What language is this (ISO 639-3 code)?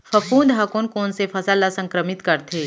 hne